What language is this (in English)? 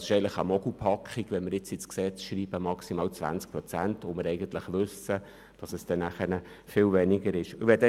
Swiss German